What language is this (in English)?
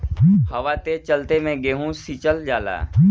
Bhojpuri